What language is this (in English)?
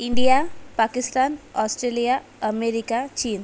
Marathi